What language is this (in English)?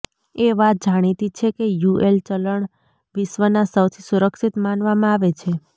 Gujarati